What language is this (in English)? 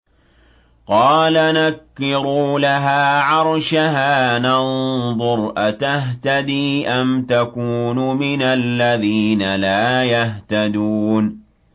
Arabic